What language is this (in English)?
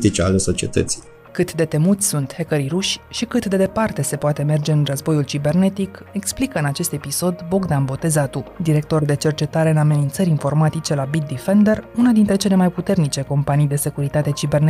Romanian